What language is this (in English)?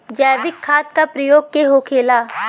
Bhojpuri